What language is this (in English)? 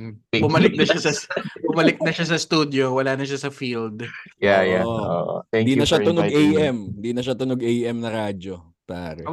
Filipino